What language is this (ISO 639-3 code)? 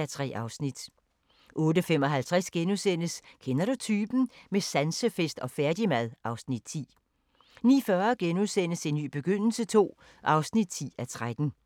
dan